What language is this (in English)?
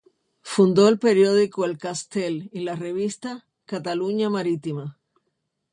Spanish